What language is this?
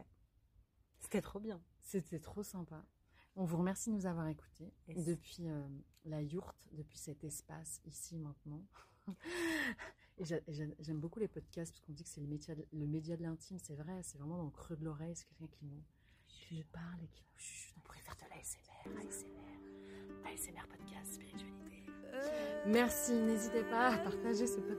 French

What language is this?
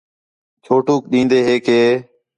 Khetrani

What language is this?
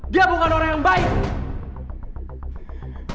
Indonesian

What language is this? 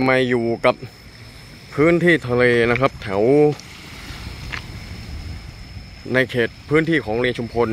Thai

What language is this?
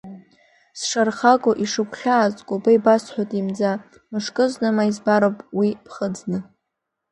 Abkhazian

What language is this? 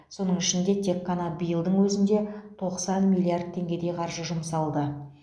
Kazakh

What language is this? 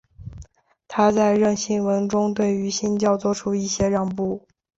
Chinese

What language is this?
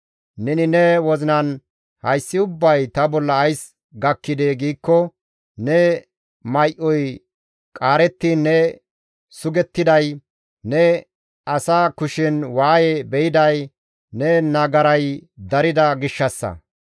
Gamo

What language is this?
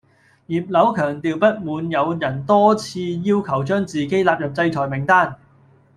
Cantonese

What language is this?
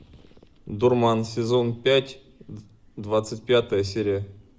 Russian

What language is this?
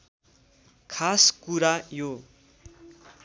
Nepali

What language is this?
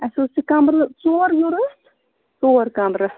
Kashmiri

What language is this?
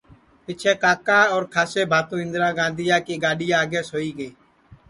Sansi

